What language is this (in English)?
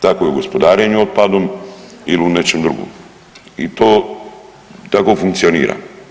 Croatian